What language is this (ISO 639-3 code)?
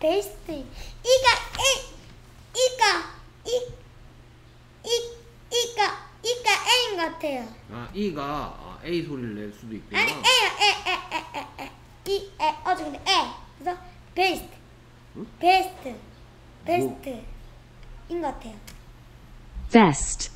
kor